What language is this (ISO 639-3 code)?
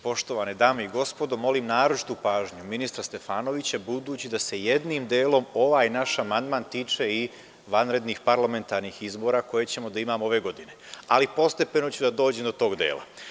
srp